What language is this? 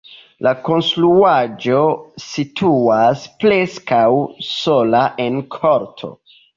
Esperanto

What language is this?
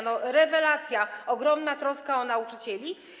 Polish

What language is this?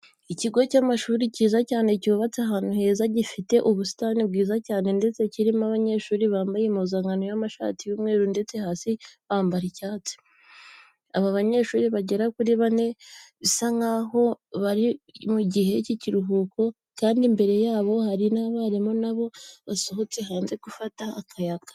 Kinyarwanda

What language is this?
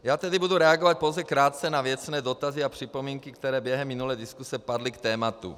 Czech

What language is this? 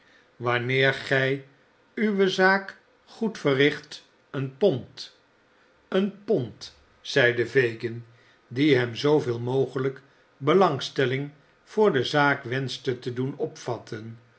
Dutch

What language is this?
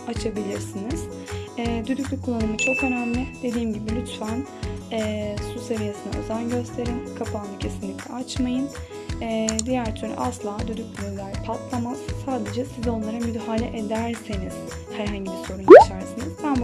Turkish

